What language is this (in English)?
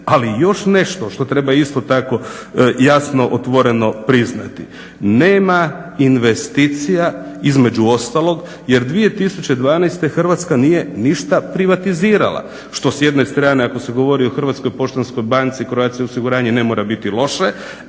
Croatian